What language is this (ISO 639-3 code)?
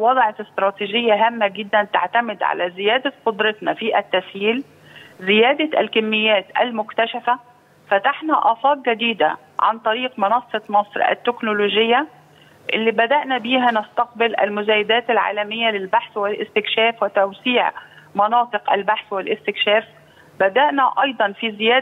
ara